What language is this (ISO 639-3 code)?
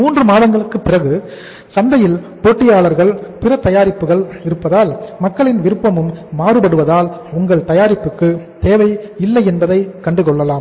tam